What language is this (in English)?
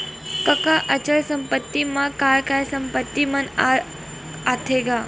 Chhattisgarhi